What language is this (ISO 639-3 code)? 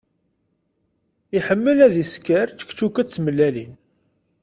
kab